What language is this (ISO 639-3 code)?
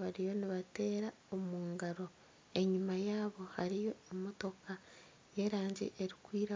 nyn